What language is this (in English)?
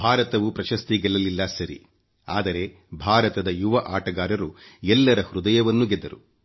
Kannada